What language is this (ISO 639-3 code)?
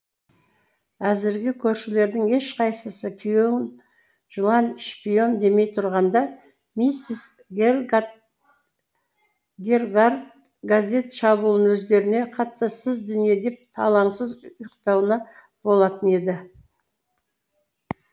kaz